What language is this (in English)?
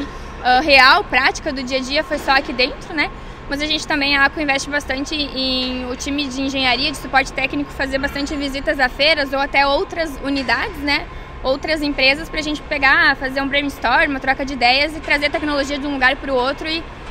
Portuguese